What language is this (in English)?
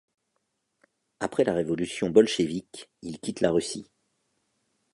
French